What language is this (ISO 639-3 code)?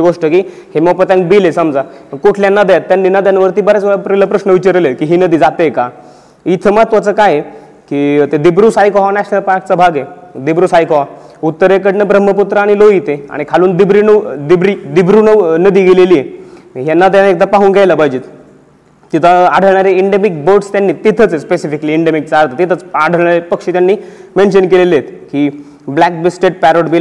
mar